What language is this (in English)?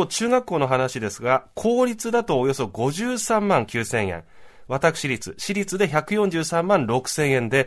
Japanese